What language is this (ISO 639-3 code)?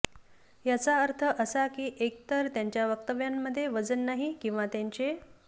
mar